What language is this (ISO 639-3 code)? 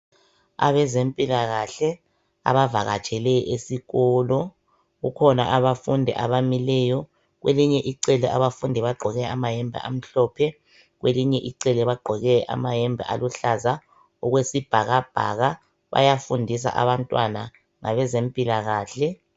nde